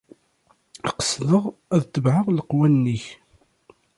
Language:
Kabyle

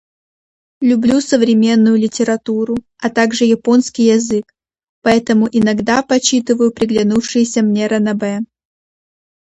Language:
Russian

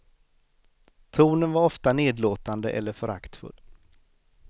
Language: Swedish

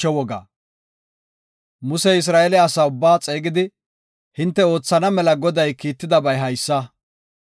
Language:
Gofa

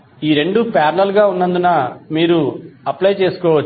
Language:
Telugu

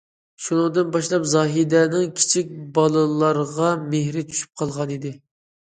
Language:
Uyghur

